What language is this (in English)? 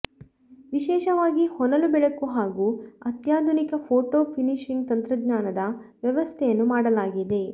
Kannada